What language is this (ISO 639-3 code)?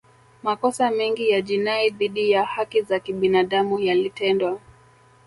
swa